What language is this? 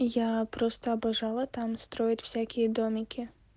Russian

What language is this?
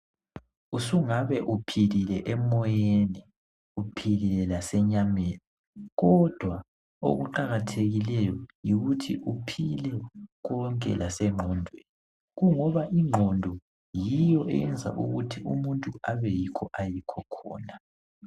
North Ndebele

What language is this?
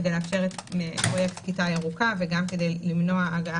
Hebrew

